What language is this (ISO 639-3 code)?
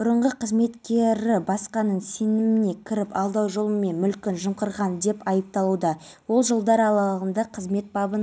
kaz